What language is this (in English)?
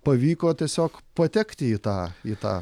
Lithuanian